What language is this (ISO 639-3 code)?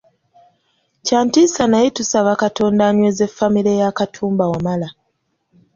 lug